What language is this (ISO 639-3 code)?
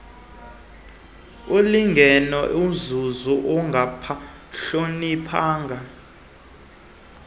xho